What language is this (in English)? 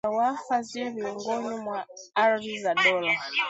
Swahili